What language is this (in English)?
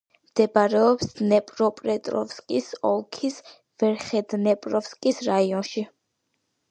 Georgian